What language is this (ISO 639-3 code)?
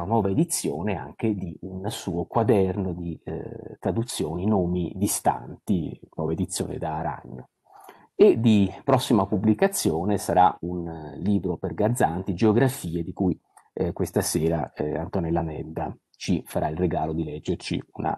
ita